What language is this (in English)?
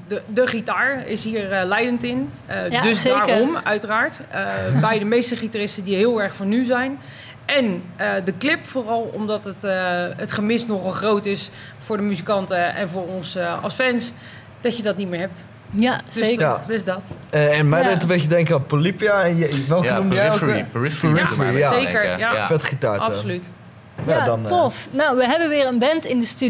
Dutch